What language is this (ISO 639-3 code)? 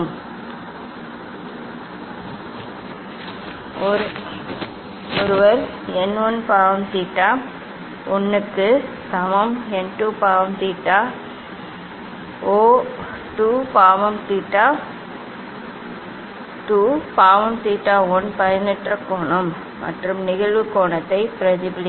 tam